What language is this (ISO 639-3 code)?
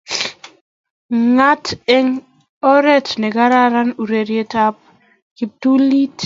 kln